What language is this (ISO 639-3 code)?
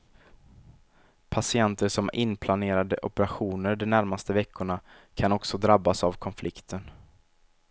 swe